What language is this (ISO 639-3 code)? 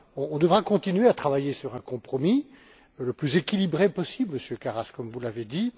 fra